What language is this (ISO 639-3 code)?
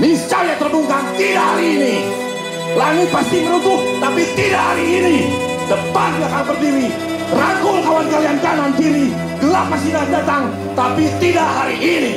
ind